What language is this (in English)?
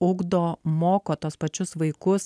Lithuanian